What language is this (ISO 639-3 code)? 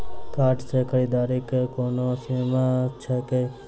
mai